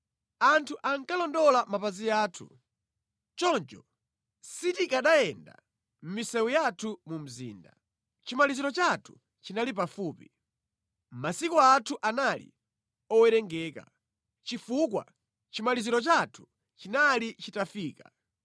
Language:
Nyanja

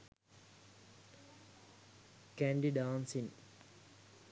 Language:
Sinhala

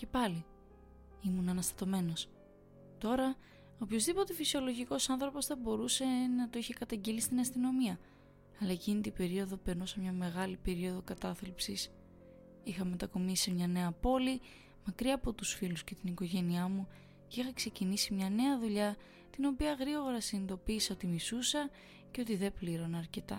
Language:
Greek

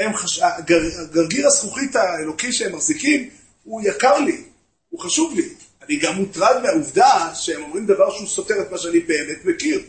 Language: Hebrew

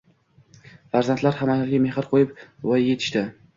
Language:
Uzbek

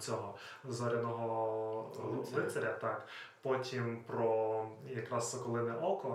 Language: Ukrainian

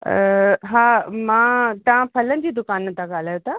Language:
Sindhi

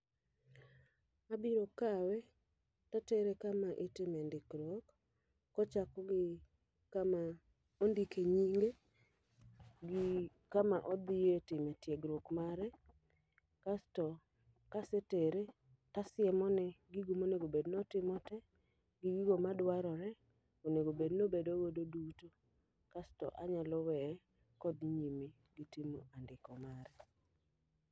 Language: Luo (Kenya and Tanzania)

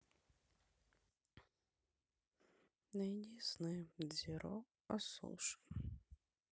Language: Russian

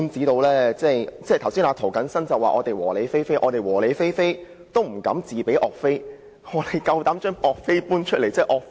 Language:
Cantonese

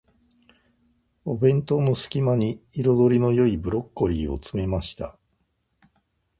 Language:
Japanese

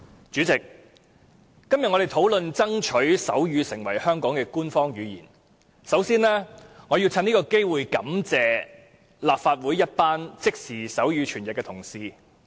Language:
Cantonese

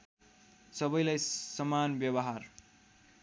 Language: Nepali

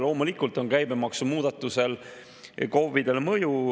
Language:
Estonian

